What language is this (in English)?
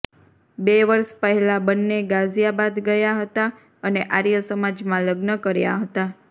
Gujarati